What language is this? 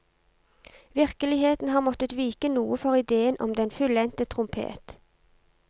Norwegian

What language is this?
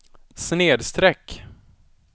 Swedish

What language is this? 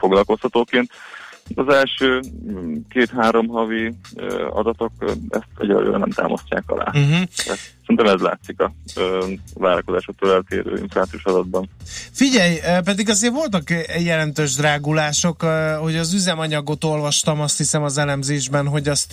Hungarian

